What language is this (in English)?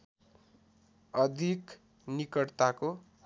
Nepali